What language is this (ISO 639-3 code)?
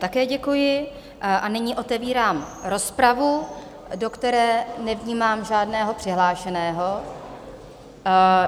ces